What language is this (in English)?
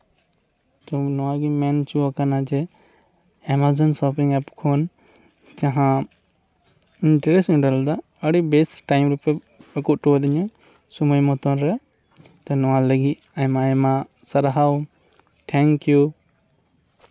Santali